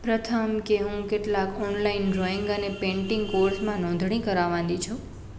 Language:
Gujarati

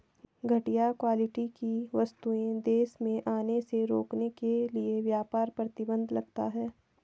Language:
Hindi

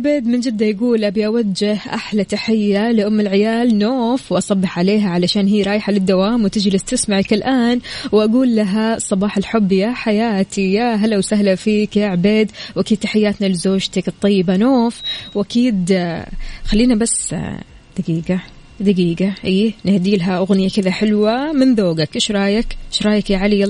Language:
Arabic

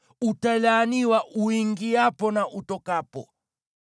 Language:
Swahili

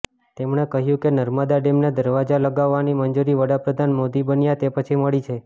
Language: Gujarati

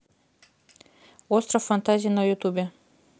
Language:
Russian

